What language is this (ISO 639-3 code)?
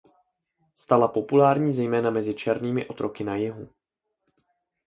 ces